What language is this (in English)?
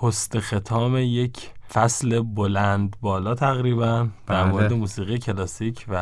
Persian